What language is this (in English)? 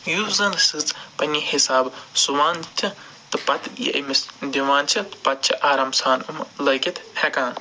Kashmiri